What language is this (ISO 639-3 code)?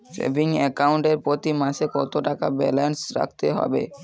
ben